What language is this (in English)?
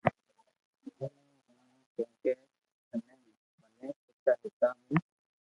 Loarki